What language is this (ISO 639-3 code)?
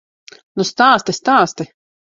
lav